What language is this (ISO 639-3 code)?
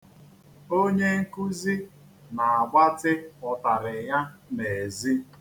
ibo